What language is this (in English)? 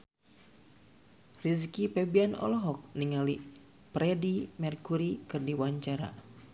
Sundanese